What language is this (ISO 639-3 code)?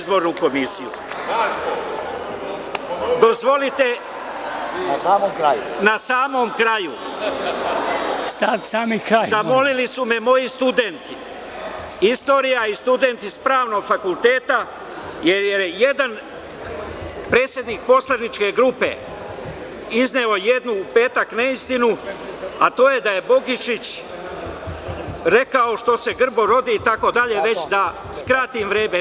srp